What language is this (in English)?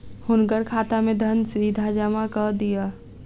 Maithili